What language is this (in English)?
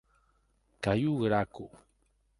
Occitan